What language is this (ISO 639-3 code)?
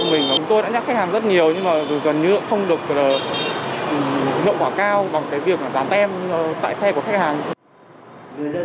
vie